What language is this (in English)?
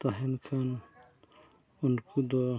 Santali